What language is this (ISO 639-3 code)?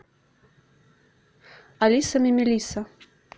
rus